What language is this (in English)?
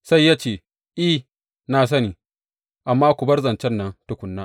Hausa